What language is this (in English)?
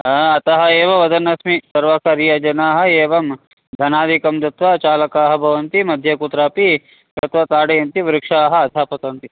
Sanskrit